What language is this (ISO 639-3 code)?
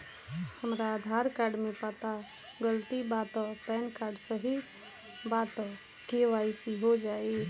bho